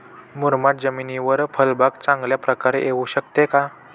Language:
Marathi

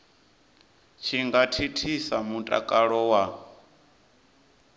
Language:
Venda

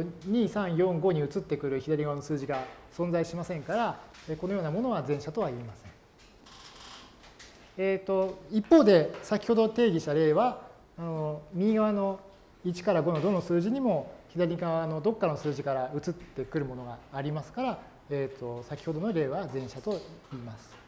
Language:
Japanese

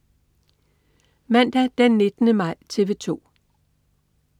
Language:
Danish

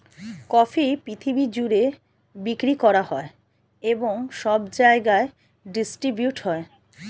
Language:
Bangla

